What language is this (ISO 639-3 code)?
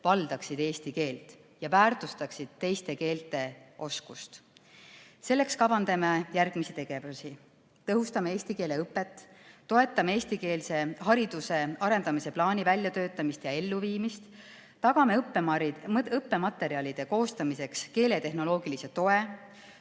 est